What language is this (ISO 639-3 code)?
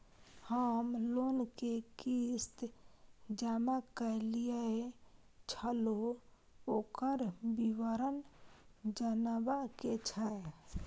mai